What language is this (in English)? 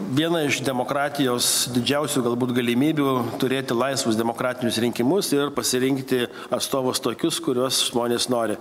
Lithuanian